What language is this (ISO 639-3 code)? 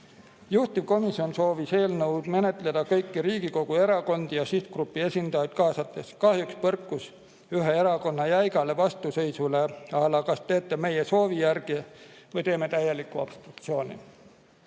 est